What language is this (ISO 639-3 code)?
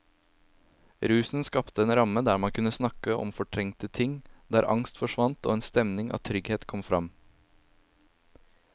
nor